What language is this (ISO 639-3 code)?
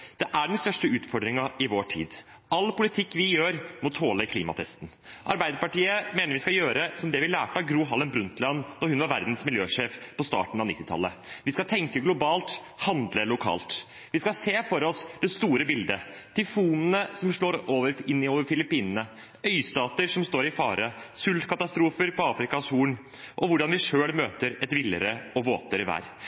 nob